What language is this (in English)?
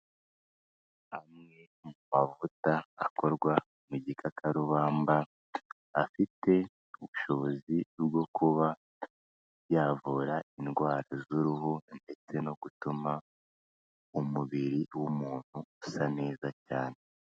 Kinyarwanda